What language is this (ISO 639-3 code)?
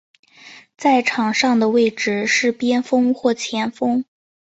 zho